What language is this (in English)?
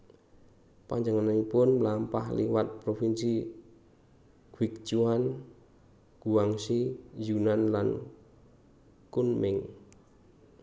Javanese